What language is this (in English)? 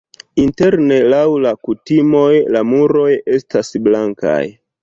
Esperanto